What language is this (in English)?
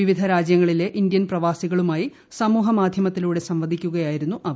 Malayalam